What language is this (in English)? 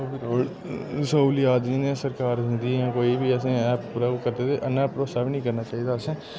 Dogri